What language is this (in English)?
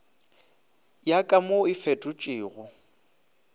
Northern Sotho